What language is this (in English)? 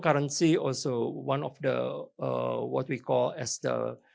Indonesian